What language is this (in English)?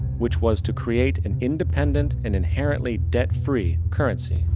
English